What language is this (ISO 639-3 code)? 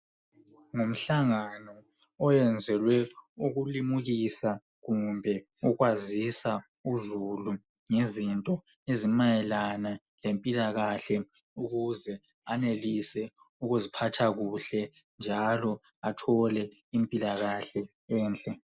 nde